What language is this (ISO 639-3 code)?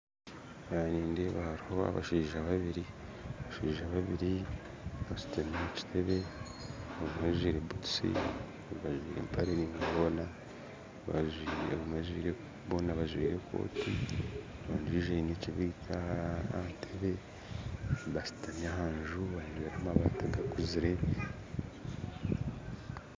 nyn